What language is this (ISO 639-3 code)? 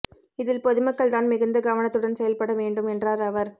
tam